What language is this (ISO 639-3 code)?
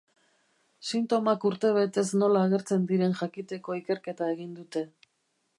eus